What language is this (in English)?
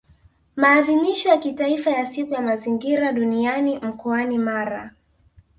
Swahili